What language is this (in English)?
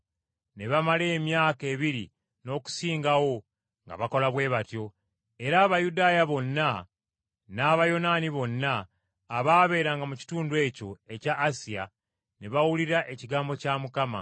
Ganda